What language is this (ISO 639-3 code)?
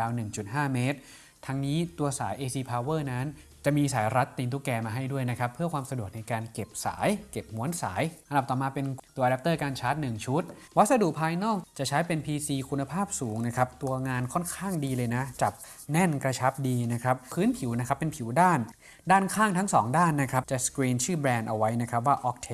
tha